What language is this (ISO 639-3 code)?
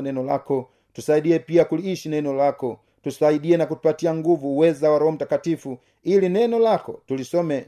swa